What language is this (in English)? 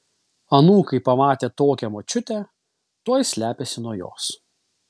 Lithuanian